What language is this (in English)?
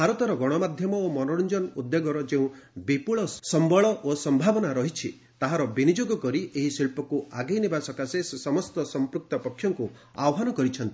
Odia